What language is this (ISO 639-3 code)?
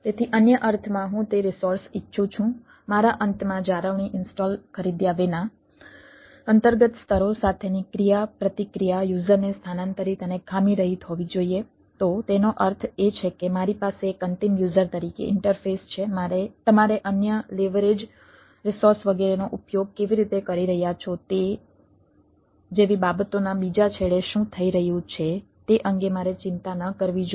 guj